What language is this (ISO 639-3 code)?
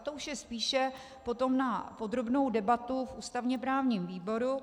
ces